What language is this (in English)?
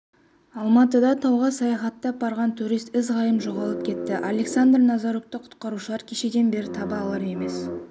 Kazakh